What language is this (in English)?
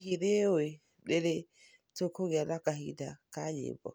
Kikuyu